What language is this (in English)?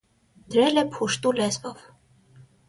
Armenian